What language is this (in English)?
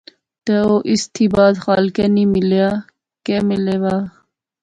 Pahari-Potwari